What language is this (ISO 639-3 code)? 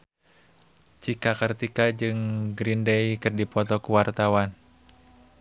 sun